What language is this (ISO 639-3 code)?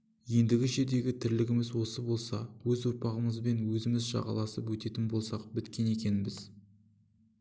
kaz